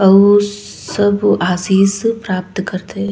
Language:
Chhattisgarhi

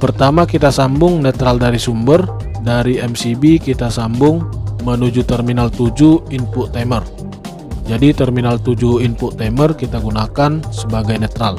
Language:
Indonesian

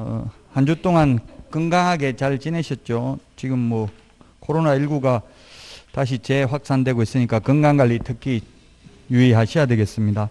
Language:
Korean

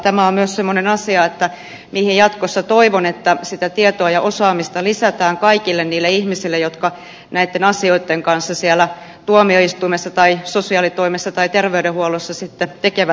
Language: Finnish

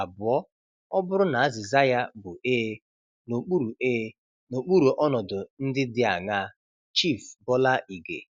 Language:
Igbo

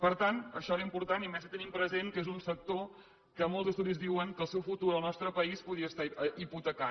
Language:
Catalan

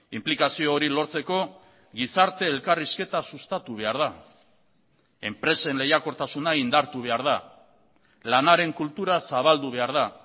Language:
Basque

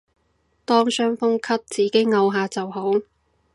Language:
Cantonese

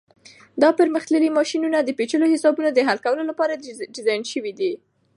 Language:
Pashto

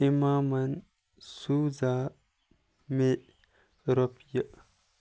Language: Kashmiri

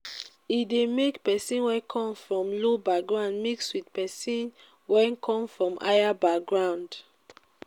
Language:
Nigerian Pidgin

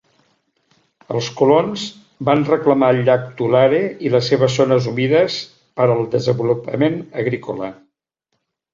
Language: Catalan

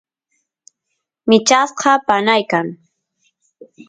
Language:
Santiago del Estero Quichua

